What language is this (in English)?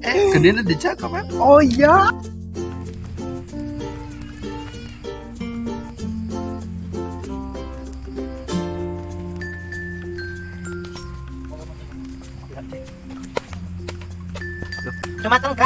Indonesian